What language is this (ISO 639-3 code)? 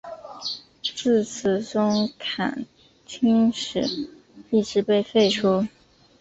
zho